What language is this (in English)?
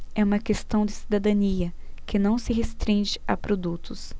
Portuguese